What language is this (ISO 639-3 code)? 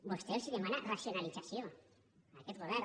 cat